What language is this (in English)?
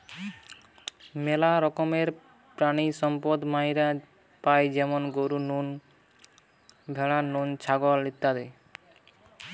Bangla